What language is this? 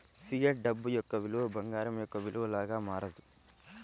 Telugu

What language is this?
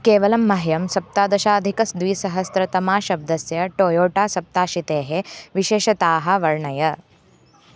Sanskrit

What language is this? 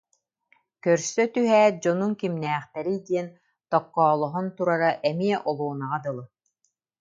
Yakut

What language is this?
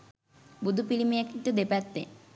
Sinhala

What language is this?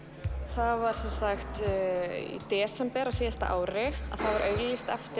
Icelandic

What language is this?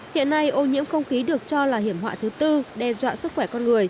Vietnamese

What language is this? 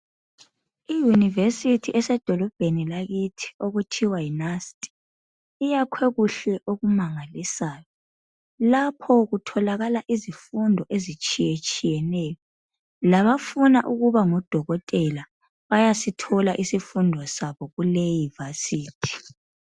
North Ndebele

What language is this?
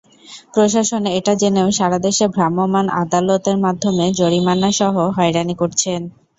Bangla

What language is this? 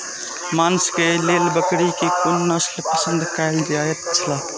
Maithili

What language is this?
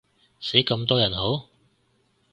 Cantonese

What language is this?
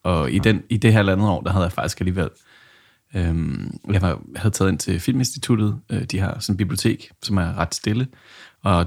Danish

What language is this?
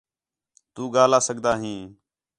Khetrani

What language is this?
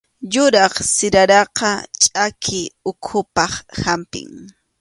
Arequipa-La Unión Quechua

